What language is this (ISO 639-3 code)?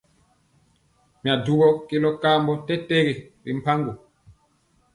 mcx